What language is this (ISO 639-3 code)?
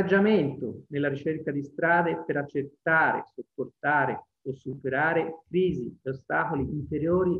ita